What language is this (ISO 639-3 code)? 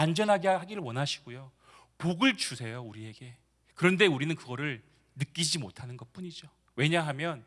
kor